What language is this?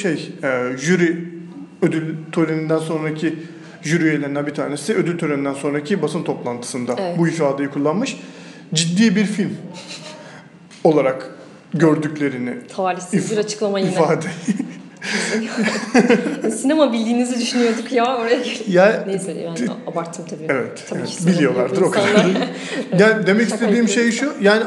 Turkish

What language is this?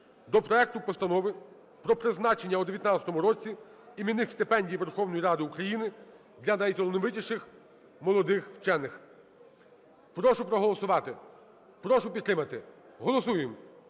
Ukrainian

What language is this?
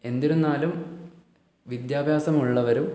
Malayalam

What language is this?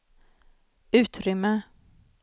Swedish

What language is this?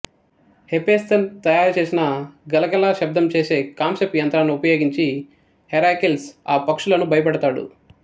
Telugu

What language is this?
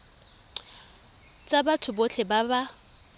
Tswana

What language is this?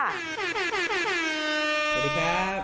Thai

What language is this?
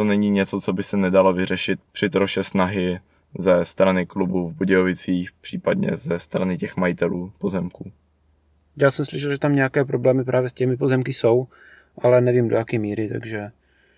Czech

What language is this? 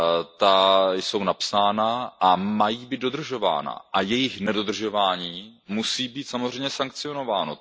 Czech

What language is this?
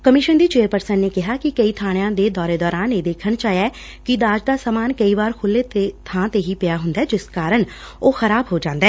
Punjabi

